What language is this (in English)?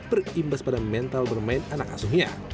Indonesian